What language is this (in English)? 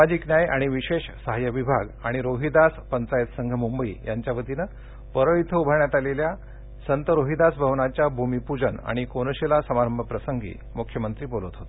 Marathi